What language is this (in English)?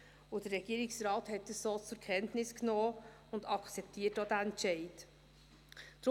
Swiss German